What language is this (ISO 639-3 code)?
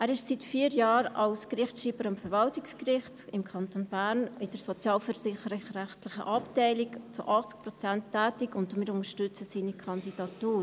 gsw